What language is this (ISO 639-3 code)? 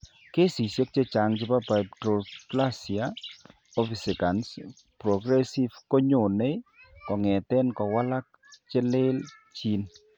kln